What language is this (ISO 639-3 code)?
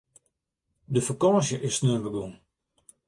fry